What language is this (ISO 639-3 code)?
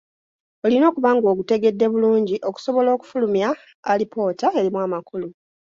lug